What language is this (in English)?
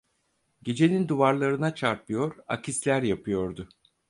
Turkish